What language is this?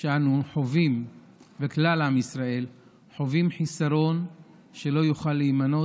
Hebrew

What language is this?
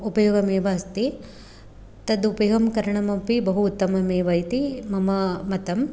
Sanskrit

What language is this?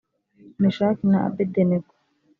Kinyarwanda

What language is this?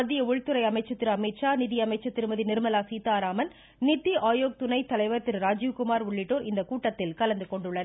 Tamil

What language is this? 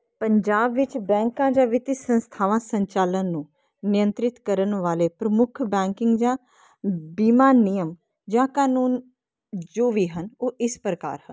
Punjabi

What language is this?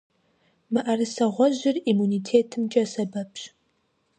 Kabardian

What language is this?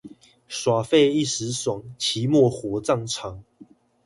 Chinese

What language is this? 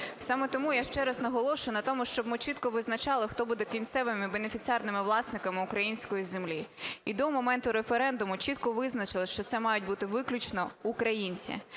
Ukrainian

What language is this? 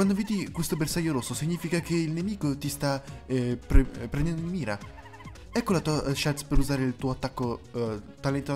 Italian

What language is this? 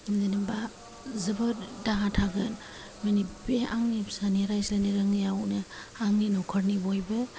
Bodo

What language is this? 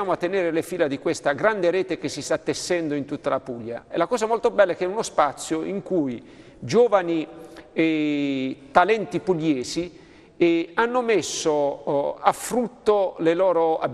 Italian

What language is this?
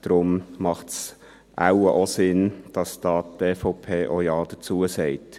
Swiss German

